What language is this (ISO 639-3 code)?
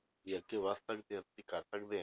pan